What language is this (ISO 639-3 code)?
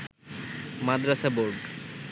ben